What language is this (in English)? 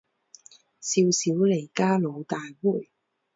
Chinese